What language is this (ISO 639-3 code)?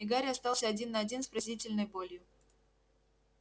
rus